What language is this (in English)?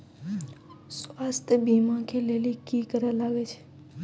Maithili